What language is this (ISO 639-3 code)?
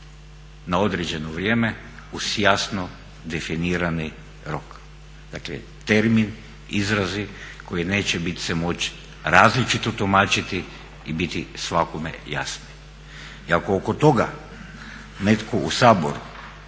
hrv